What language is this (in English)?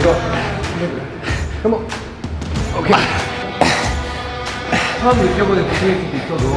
Korean